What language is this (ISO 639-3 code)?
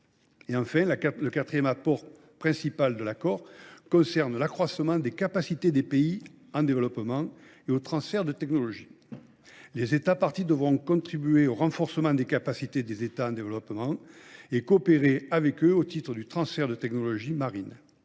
fra